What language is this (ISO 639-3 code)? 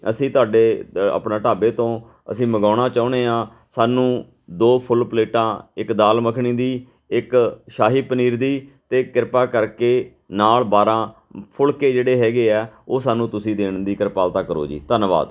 pan